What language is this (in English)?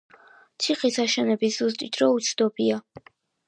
Georgian